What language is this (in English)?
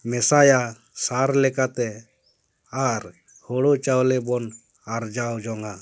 Santali